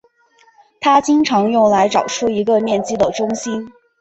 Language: Chinese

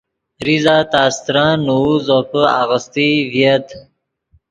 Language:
Yidgha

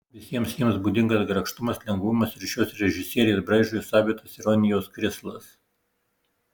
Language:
Lithuanian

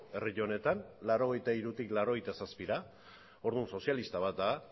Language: Basque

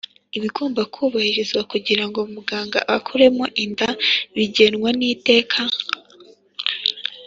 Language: Kinyarwanda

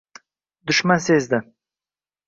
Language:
Uzbek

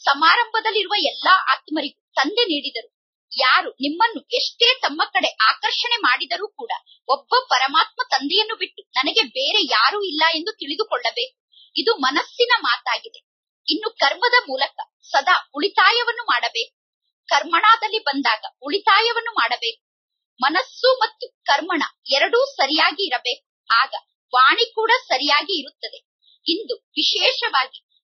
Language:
Hindi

